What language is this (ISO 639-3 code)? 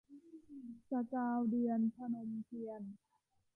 tha